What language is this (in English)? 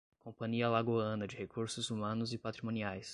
Portuguese